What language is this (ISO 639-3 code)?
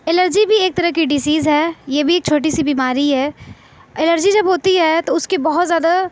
urd